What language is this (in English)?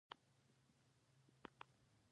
Pashto